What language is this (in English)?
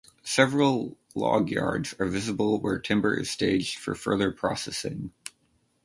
English